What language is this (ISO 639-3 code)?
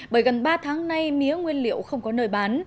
vie